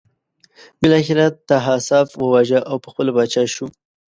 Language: Pashto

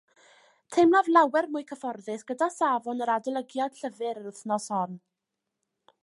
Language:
Welsh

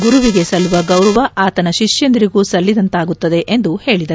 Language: Kannada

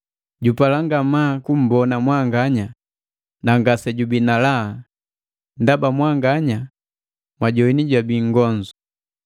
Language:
Matengo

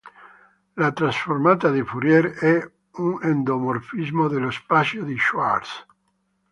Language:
Italian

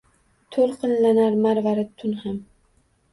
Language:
Uzbek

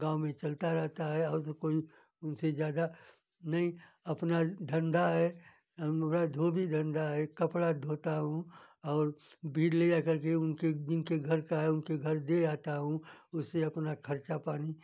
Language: Hindi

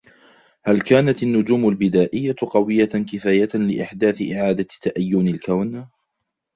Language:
Arabic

